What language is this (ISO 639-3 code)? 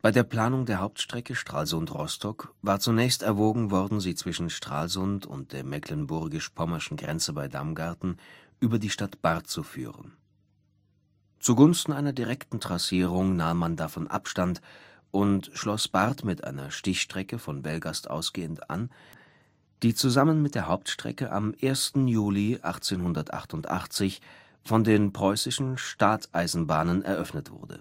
deu